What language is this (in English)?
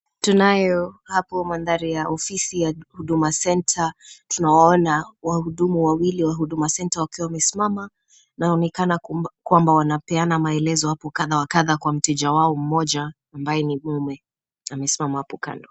Swahili